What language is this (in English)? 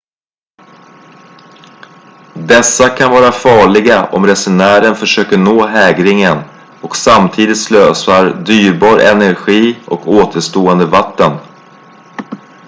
Swedish